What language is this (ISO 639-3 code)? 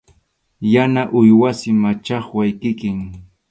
qxu